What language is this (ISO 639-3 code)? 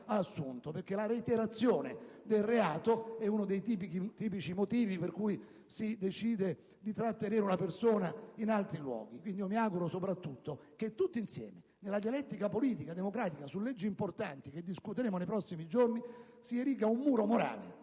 ita